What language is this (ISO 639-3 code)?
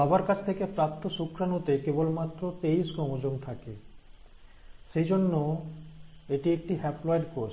ben